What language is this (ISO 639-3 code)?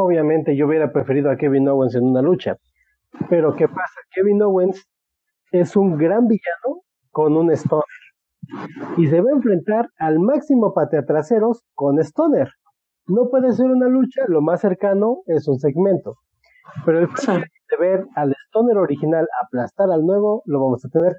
spa